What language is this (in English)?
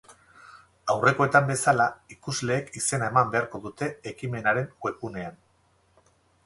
Basque